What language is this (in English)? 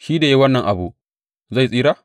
Hausa